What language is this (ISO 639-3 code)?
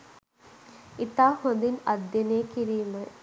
sin